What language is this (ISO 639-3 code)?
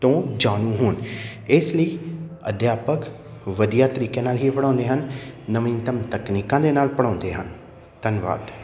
pan